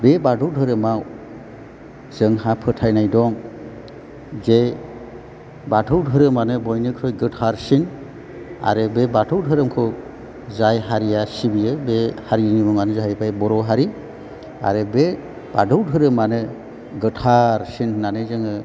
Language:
Bodo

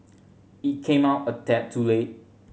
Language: English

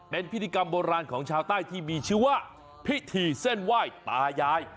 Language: Thai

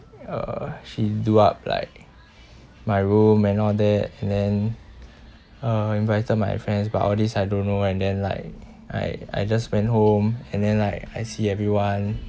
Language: English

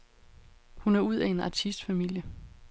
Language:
Danish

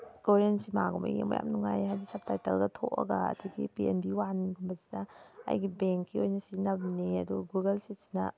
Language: Manipuri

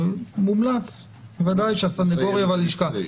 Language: Hebrew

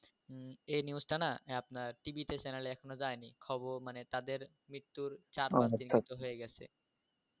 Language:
Bangla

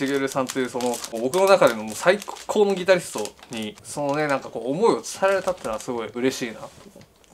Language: Japanese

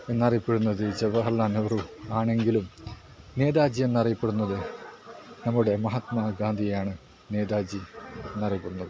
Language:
Malayalam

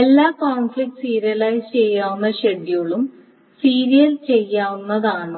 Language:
Malayalam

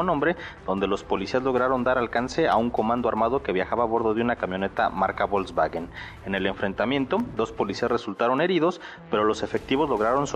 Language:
Spanish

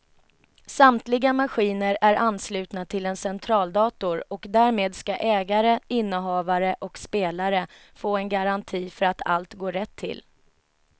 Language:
Swedish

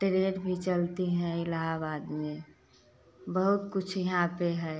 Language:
Hindi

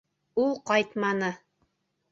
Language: Bashkir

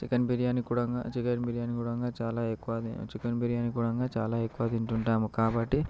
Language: Telugu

